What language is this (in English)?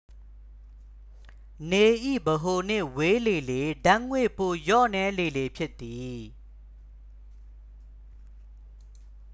Burmese